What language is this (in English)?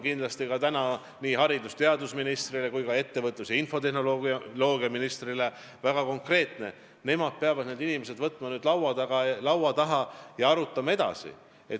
Estonian